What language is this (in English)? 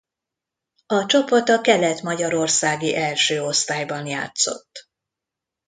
Hungarian